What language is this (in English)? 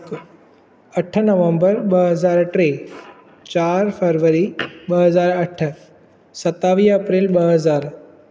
Sindhi